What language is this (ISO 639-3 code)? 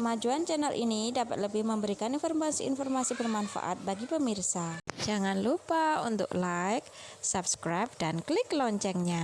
ind